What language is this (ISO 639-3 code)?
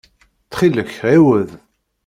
kab